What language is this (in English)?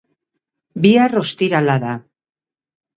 Basque